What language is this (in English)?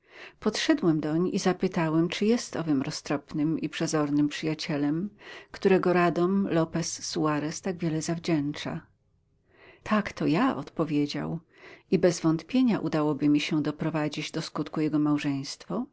Polish